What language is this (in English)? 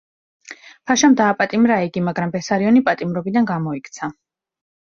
Georgian